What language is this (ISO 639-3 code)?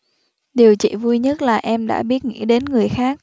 vie